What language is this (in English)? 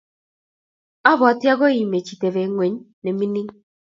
Kalenjin